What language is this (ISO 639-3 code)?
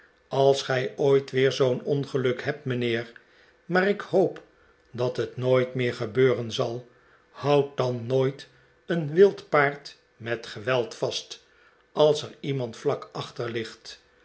nld